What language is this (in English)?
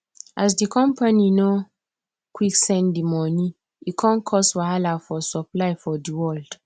Nigerian Pidgin